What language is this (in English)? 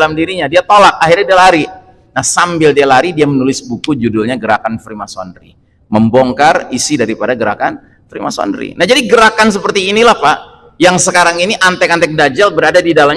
Indonesian